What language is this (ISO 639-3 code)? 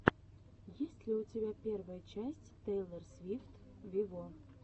rus